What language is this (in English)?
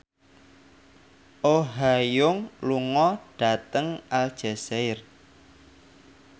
Javanese